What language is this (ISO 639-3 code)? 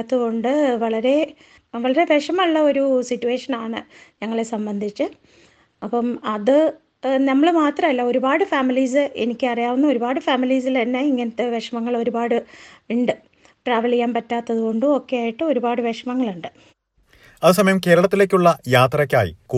mal